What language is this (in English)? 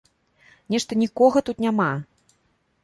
Belarusian